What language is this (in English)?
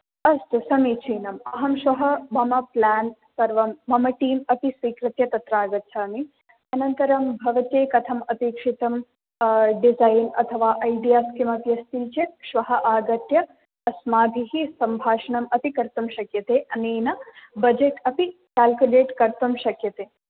Sanskrit